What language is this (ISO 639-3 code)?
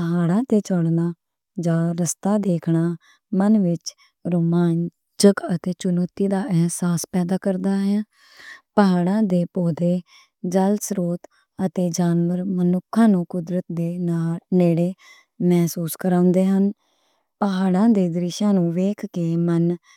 lah